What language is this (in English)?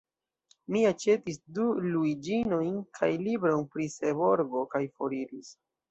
Esperanto